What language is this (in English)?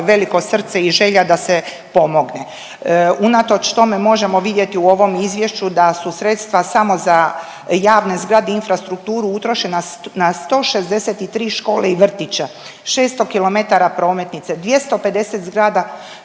Croatian